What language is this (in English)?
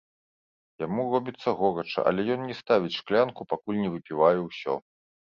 Belarusian